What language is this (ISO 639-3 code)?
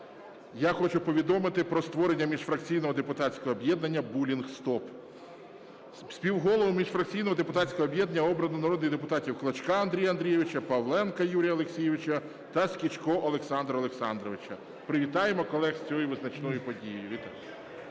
ukr